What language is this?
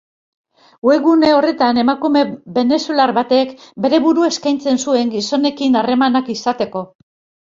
Basque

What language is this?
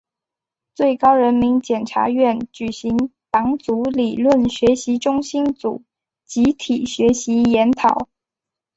Chinese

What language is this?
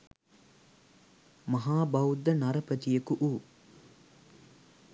Sinhala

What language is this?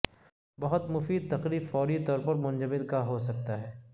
Urdu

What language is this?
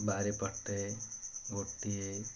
Odia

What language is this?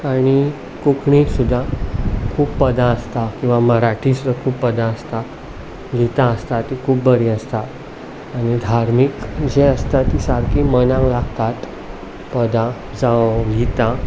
Konkani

